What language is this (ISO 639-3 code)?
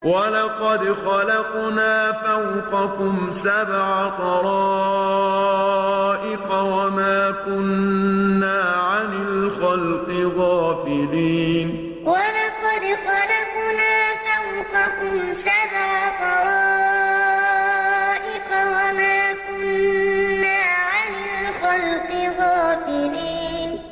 ara